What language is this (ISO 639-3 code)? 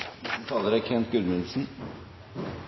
nno